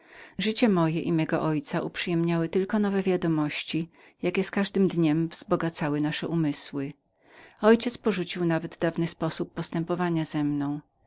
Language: Polish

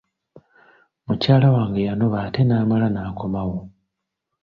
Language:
Ganda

